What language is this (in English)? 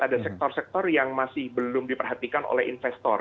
Indonesian